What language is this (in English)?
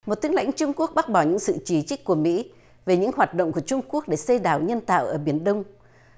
Vietnamese